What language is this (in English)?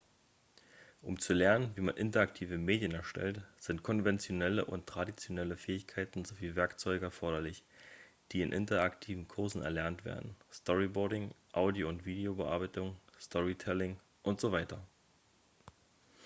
German